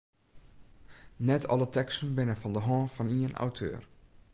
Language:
Western Frisian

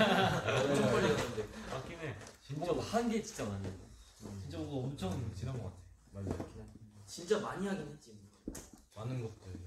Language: Korean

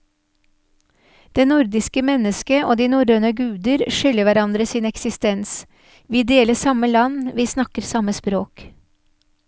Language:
Norwegian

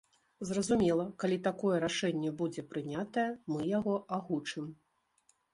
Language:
Belarusian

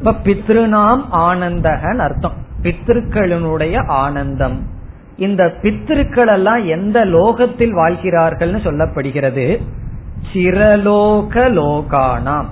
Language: Tamil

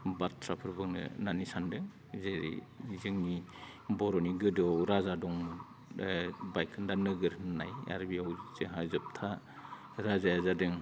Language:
Bodo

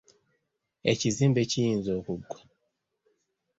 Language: Ganda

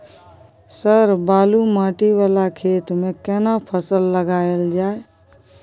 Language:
Maithili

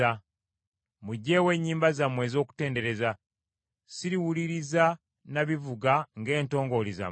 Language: Ganda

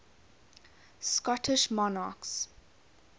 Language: English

